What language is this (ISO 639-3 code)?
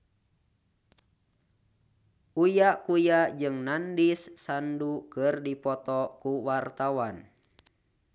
sun